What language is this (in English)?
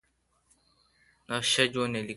Kalkoti